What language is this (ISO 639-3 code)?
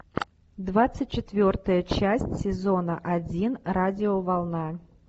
rus